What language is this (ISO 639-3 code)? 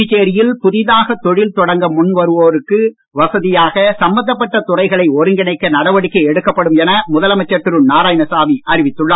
tam